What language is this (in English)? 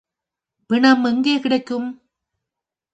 Tamil